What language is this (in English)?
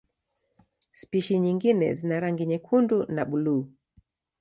Swahili